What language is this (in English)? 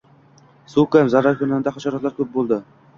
Uzbek